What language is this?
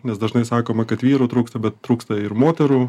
Lithuanian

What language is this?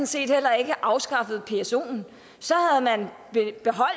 Danish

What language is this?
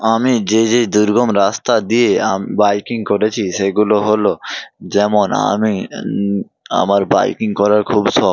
Bangla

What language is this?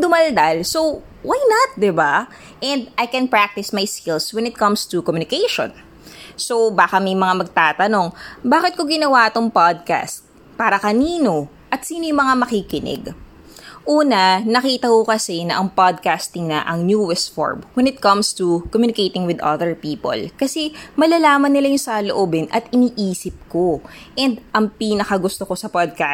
Filipino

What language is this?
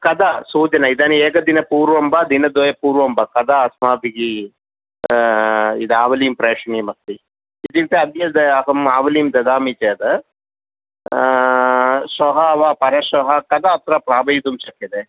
Sanskrit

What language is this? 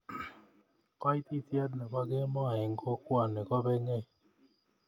Kalenjin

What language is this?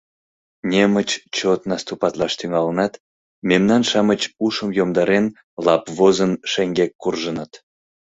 Mari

